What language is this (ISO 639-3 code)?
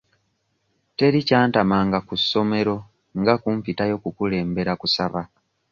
lug